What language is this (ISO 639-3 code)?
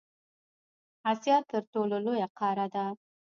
pus